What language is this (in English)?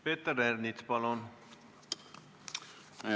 Estonian